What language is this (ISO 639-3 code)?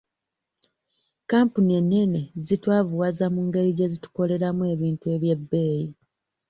lug